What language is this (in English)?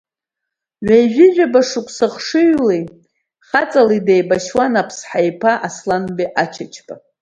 Abkhazian